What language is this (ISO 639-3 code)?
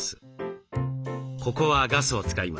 jpn